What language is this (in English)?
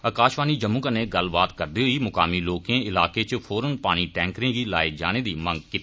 Dogri